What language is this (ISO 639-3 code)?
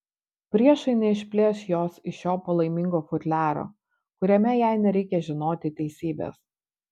lit